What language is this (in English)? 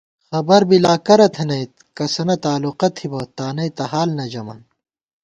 Gawar-Bati